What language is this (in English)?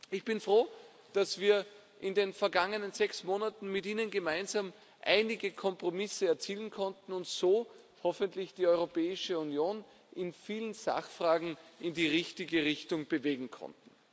German